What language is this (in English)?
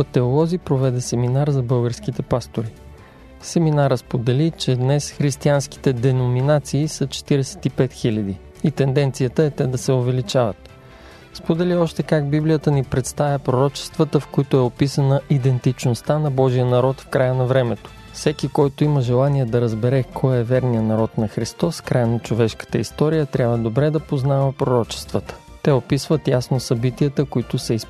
Bulgarian